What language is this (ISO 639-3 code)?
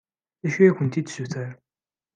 kab